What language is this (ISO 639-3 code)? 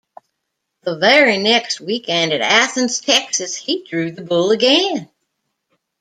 eng